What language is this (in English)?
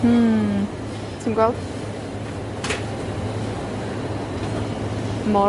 Welsh